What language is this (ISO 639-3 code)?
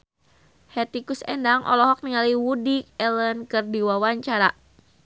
sun